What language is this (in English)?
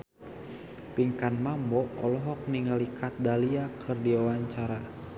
Sundanese